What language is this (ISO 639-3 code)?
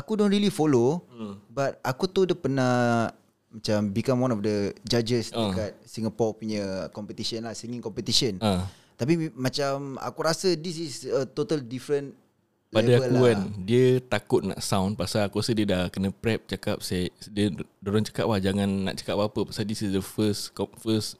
msa